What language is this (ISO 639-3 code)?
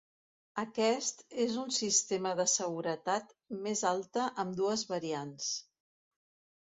cat